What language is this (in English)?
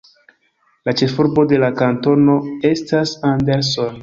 Esperanto